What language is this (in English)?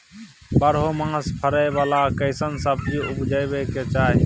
Maithili